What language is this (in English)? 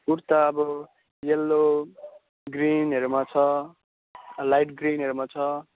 Nepali